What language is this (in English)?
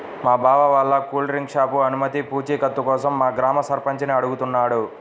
Telugu